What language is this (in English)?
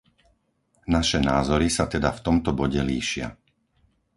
Slovak